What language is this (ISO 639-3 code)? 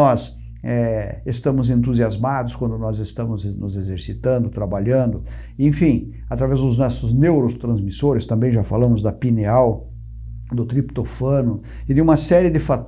por